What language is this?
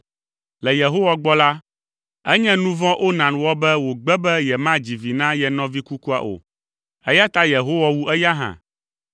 Ewe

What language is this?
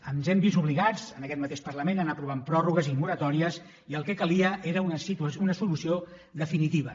Catalan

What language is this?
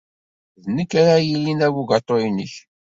Kabyle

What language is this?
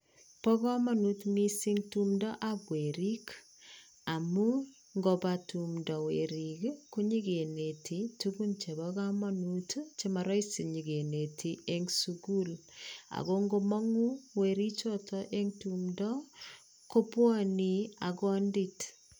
Kalenjin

